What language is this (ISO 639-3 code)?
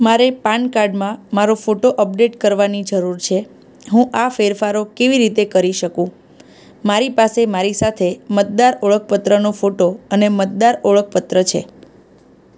guj